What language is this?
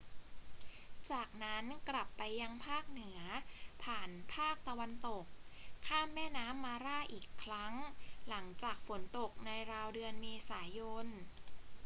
Thai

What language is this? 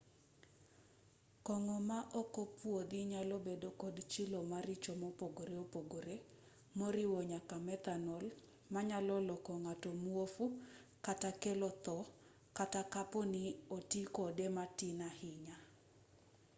Luo (Kenya and Tanzania)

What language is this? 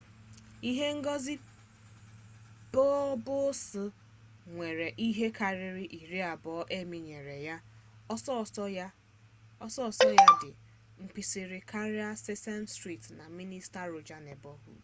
Igbo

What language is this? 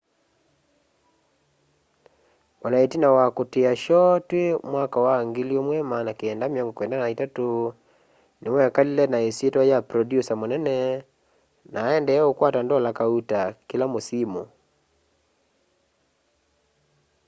Kamba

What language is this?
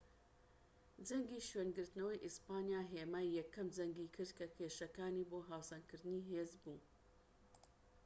Central Kurdish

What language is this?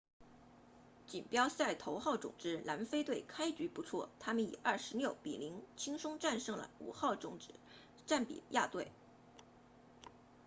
Chinese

